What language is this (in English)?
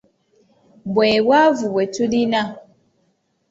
Ganda